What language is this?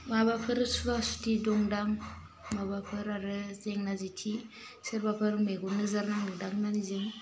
Bodo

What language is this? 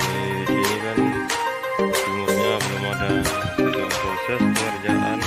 Indonesian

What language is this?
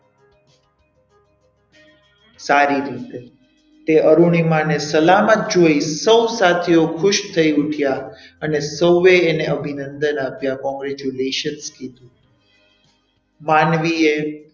Gujarati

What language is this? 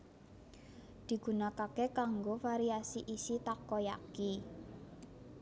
Javanese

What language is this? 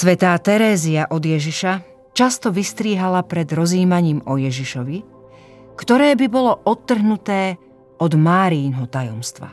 Slovak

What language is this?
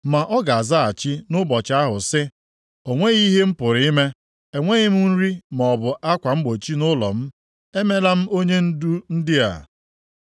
Igbo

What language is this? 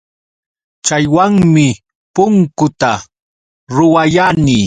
Yauyos Quechua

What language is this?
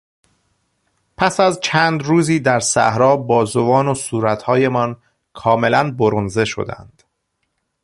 Persian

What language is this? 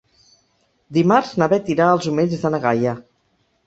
Catalan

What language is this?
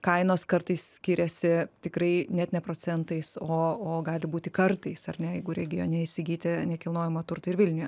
Lithuanian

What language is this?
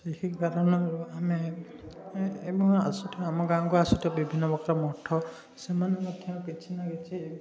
Odia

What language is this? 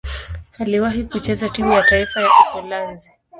Swahili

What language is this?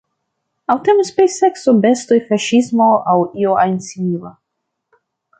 Esperanto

